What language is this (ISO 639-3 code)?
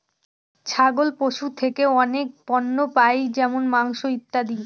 ben